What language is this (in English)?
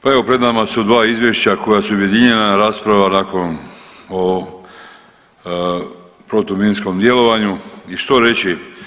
Croatian